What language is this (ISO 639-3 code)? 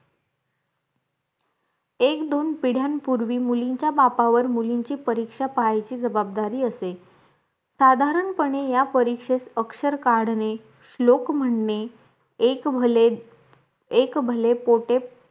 mar